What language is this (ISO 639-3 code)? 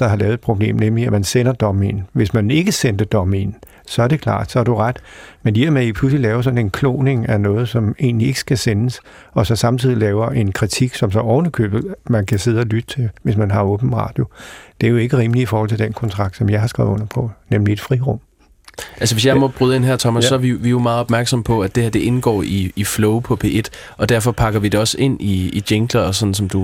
dan